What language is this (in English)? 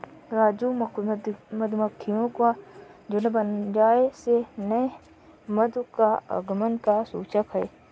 Hindi